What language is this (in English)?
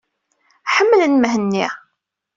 Kabyle